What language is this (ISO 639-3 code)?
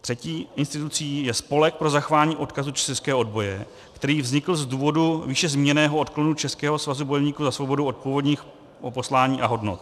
ces